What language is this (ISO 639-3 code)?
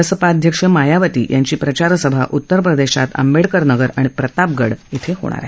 mar